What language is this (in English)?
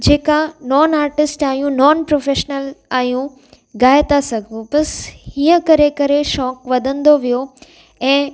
Sindhi